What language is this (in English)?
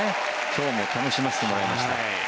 Japanese